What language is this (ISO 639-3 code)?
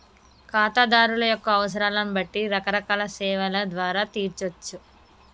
tel